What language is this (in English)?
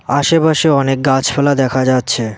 Bangla